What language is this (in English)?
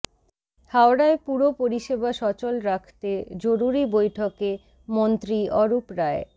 Bangla